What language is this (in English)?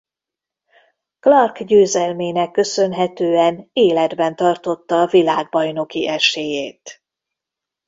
Hungarian